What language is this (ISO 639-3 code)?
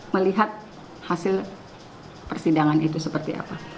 ind